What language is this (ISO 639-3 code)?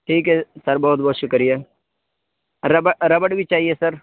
urd